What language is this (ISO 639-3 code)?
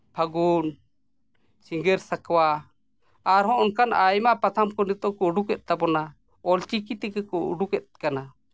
sat